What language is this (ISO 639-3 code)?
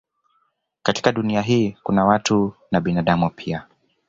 swa